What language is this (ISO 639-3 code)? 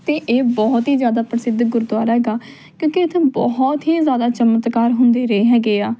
pan